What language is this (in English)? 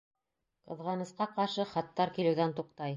Bashkir